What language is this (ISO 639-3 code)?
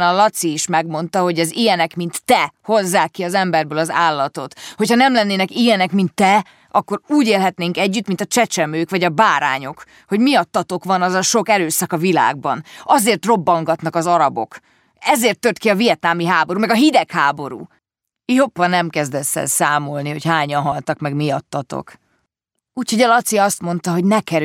hun